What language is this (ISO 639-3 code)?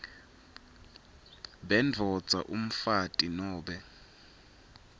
ssw